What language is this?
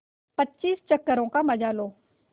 Hindi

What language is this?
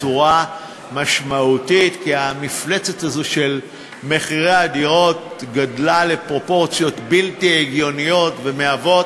Hebrew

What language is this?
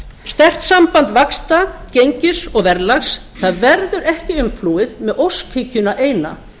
Icelandic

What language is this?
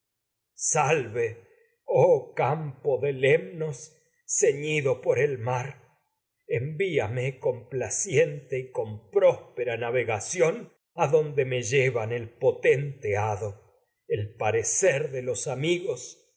Spanish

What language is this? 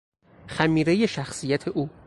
Persian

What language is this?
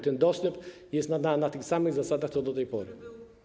Polish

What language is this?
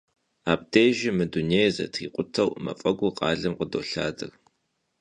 Kabardian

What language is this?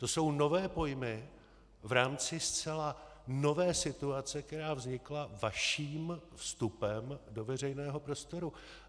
Czech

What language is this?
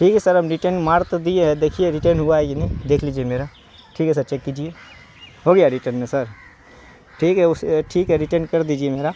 Urdu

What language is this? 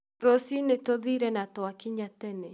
Kikuyu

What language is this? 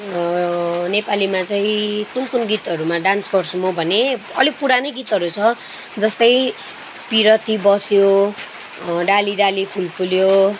Nepali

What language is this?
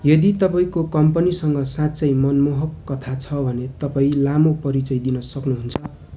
Nepali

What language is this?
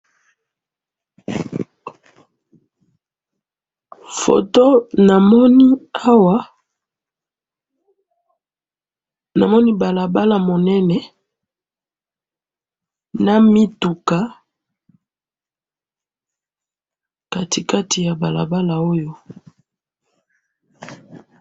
Lingala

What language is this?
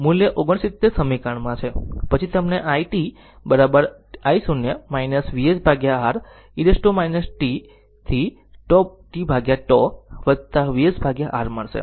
Gujarati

